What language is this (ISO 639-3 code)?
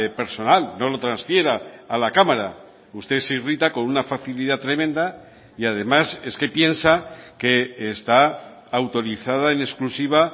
spa